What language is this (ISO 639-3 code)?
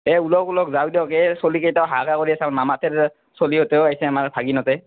asm